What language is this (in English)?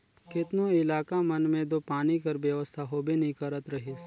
Chhattisgarhi